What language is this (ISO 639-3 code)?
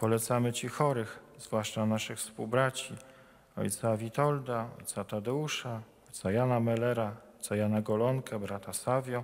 pol